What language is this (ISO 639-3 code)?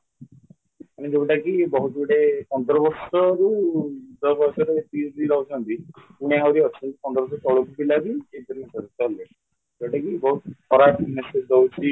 ori